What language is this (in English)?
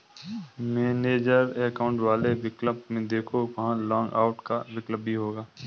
Hindi